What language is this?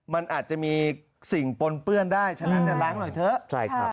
Thai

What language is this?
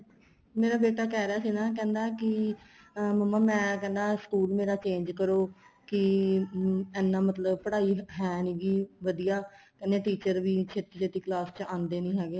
Punjabi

